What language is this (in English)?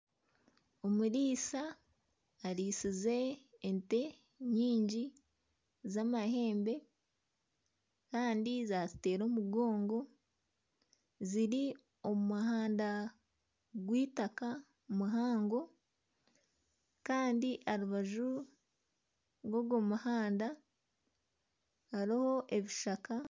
Nyankole